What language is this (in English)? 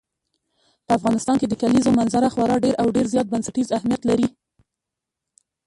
Pashto